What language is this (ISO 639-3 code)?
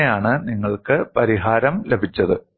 mal